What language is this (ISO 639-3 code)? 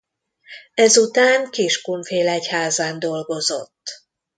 hun